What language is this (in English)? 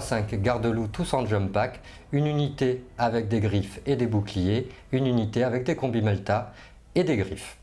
French